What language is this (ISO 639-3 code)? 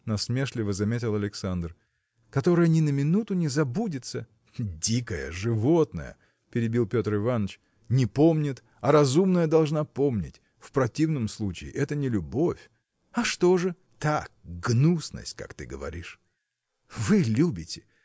rus